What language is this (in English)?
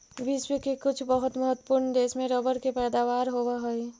Magahi